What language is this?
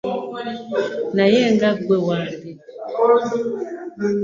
Ganda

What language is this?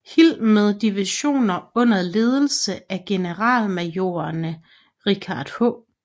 Danish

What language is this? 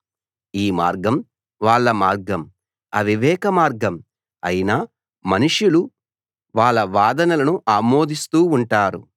Telugu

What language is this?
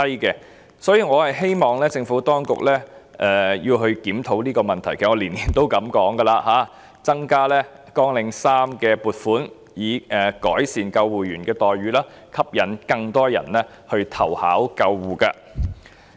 Cantonese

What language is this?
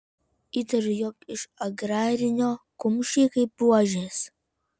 Lithuanian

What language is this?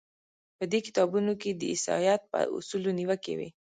Pashto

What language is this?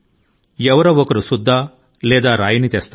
Telugu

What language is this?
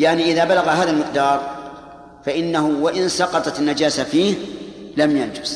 Arabic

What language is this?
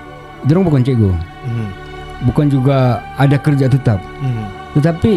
Malay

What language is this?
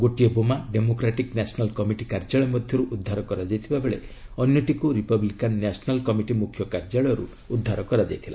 Odia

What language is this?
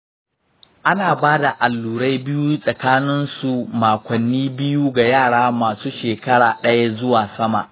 Hausa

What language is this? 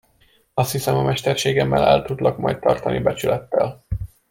Hungarian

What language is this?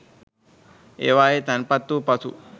Sinhala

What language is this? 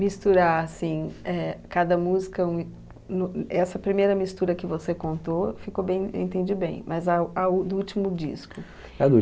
Portuguese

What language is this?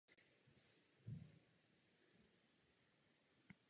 Czech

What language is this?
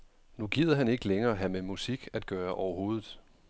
Danish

